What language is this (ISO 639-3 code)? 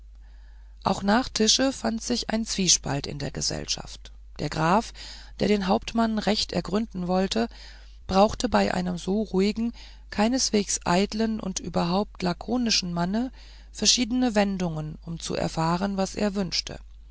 deu